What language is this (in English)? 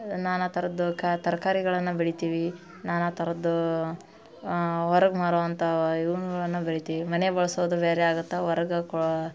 Kannada